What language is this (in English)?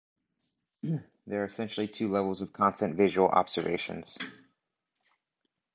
English